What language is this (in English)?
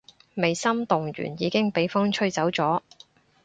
Cantonese